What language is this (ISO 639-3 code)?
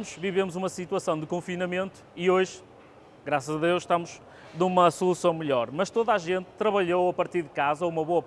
por